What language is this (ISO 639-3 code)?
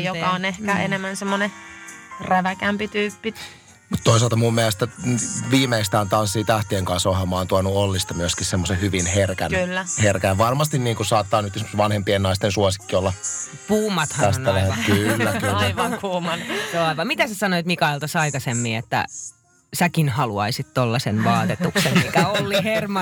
fin